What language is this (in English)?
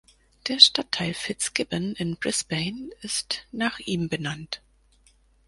German